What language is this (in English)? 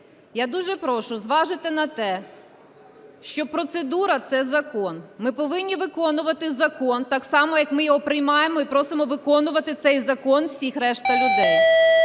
Ukrainian